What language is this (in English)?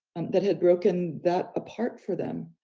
English